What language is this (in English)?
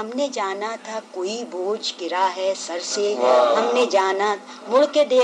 Urdu